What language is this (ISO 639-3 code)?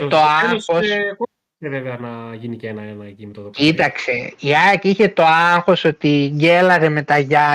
ell